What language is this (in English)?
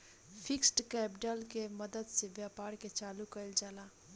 Bhojpuri